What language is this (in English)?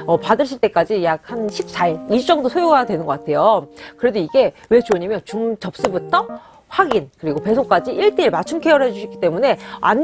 Korean